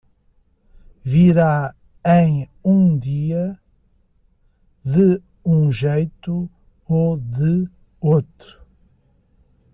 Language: Portuguese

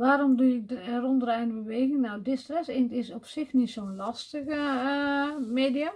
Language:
Dutch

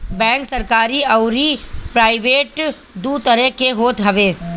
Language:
Bhojpuri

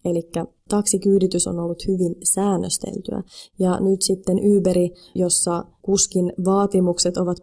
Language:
Finnish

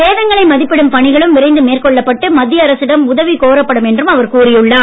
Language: Tamil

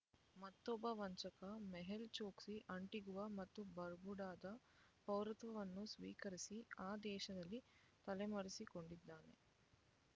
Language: Kannada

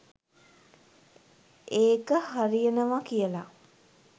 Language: Sinhala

